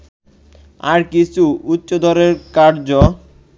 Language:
Bangla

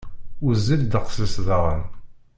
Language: Kabyle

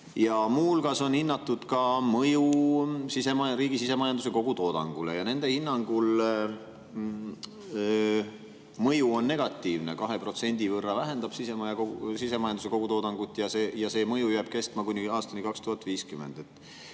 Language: Estonian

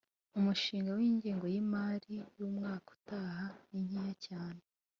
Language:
Kinyarwanda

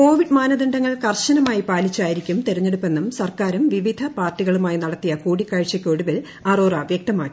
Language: Malayalam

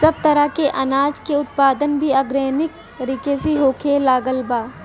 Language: Bhojpuri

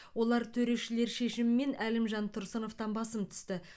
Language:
Kazakh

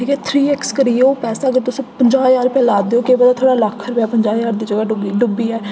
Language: Dogri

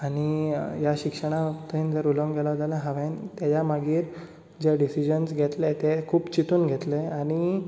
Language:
Konkani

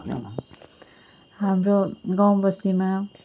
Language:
Nepali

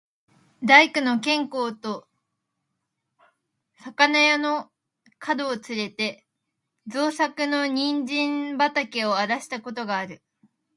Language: Japanese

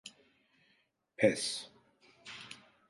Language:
Turkish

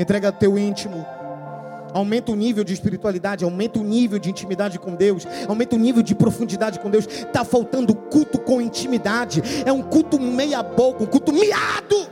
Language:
Portuguese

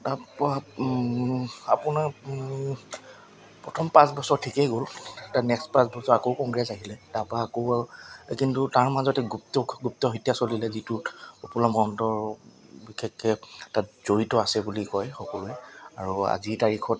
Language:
Assamese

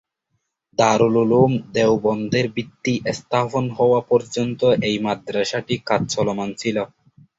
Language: Bangla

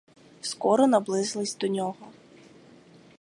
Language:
Ukrainian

